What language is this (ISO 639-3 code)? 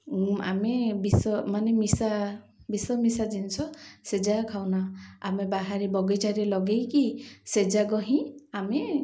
ori